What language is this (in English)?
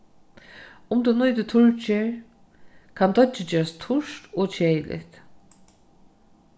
Faroese